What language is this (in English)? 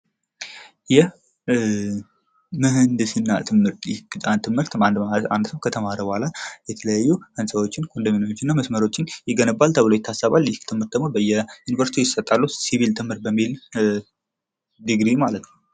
Amharic